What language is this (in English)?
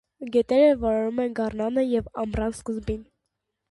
Armenian